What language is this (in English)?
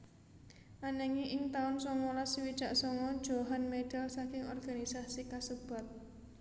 Javanese